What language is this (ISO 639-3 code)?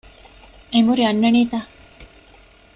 div